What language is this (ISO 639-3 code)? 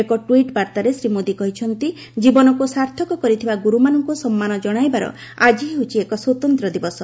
ori